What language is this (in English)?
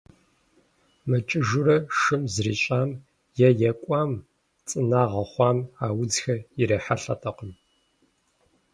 Kabardian